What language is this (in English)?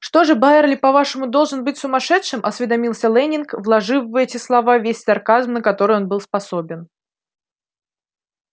Russian